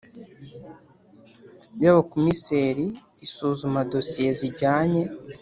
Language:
Kinyarwanda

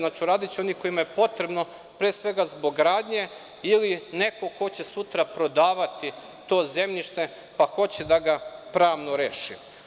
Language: Serbian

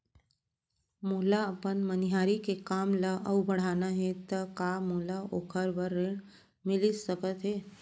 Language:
Chhattisgarhi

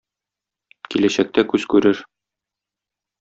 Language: Tatar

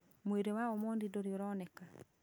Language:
Kikuyu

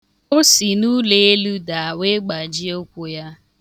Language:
Igbo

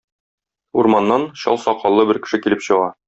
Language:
Tatar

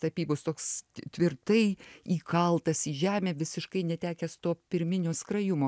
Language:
Lithuanian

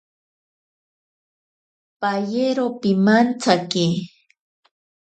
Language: Ashéninka Perené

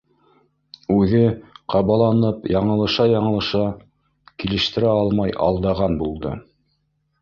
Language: Bashkir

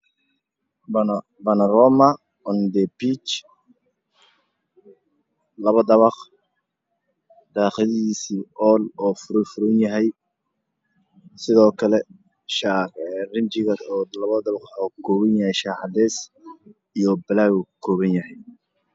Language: Somali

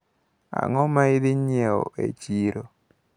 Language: Luo (Kenya and Tanzania)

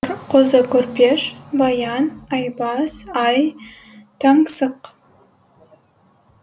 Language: Kazakh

